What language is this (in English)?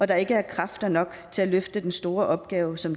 Danish